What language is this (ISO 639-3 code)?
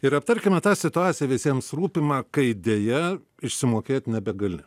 lit